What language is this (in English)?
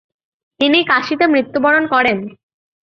Bangla